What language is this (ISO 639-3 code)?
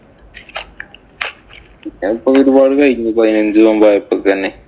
mal